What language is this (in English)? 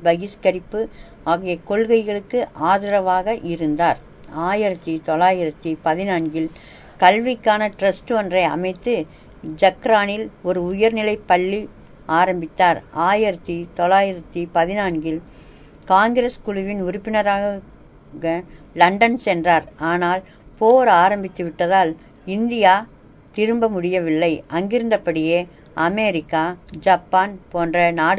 Tamil